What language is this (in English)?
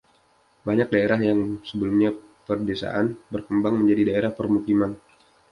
Indonesian